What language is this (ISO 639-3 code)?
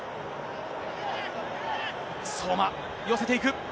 jpn